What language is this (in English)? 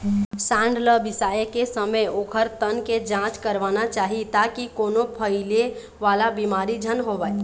Chhattisgarhi